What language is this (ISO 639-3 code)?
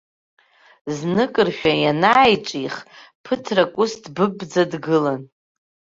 abk